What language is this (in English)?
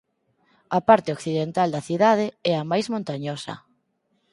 Galician